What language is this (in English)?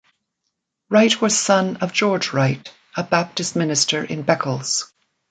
English